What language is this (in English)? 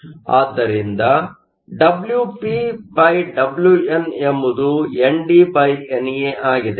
Kannada